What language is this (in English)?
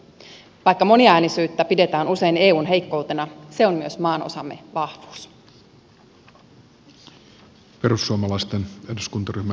Finnish